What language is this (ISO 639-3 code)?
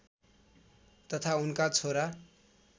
nep